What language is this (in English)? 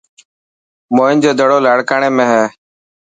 Dhatki